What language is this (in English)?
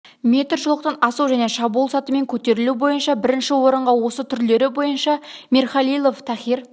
Kazakh